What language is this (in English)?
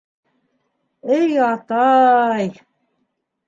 Bashkir